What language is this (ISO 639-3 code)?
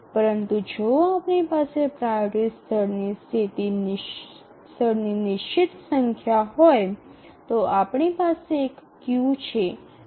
guj